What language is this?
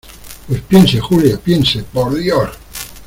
Spanish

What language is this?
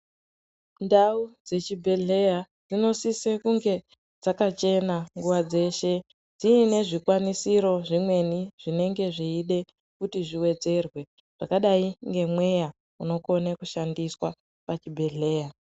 Ndau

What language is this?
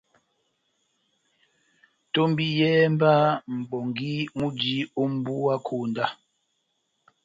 Batanga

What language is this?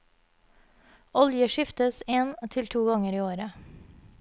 Norwegian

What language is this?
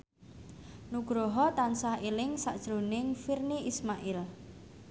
Javanese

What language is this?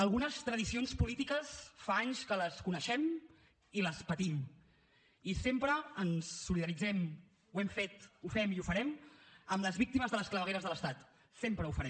Catalan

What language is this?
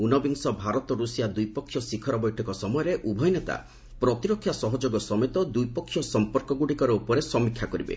Odia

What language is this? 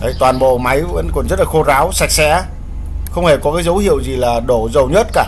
Vietnamese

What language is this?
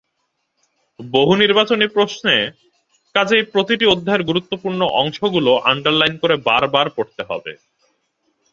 Bangla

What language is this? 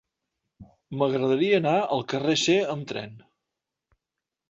Catalan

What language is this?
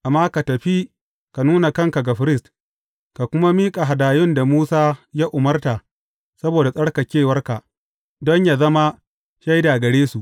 Hausa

